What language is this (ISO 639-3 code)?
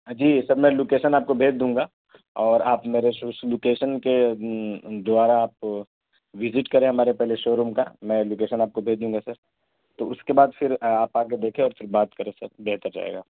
urd